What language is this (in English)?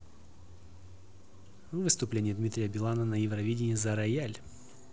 Russian